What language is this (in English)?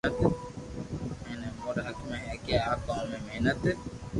Loarki